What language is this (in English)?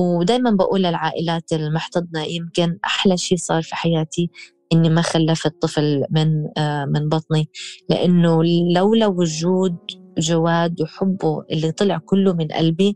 Arabic